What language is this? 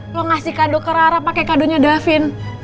Indonesian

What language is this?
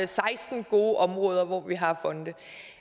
Danish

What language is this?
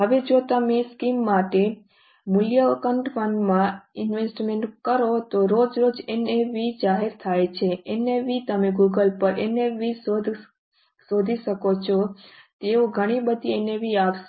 Gujarati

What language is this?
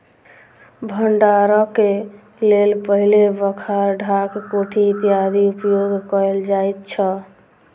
Maithili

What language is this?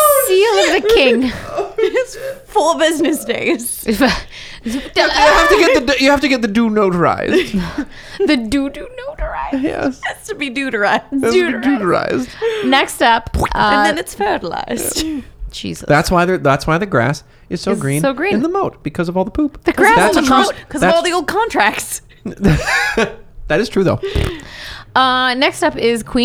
English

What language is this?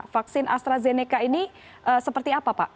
Indonesian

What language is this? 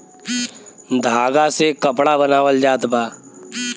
Bhojpuri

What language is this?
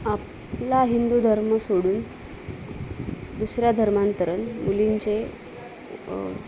Marathi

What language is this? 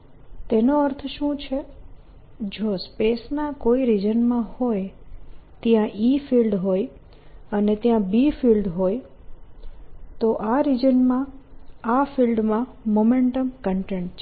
Gujarati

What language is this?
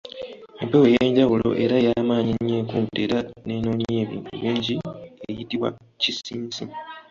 Ganda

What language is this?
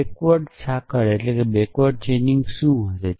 Gujarati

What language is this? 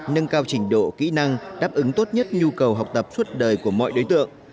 Vietnamese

